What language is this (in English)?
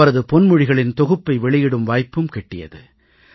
Tamil